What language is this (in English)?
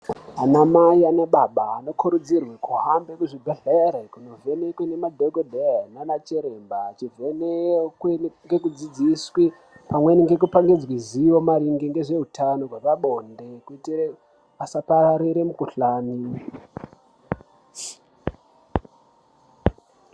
Ndau